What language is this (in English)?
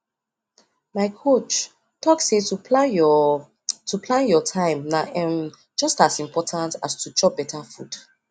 Nigerian Pidgin